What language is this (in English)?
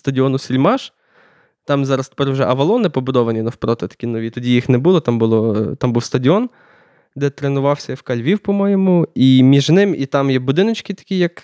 Ukrainian